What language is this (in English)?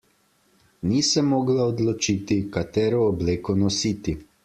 Slovenian